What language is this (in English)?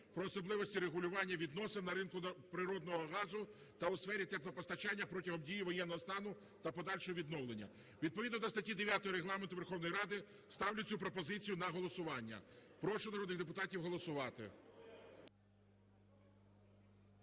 Ukrainian